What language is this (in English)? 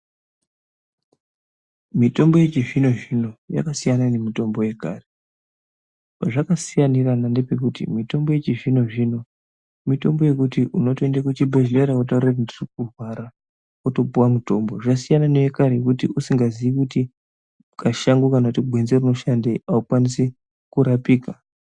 Ndau